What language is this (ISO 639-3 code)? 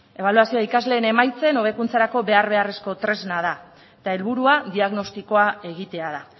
eus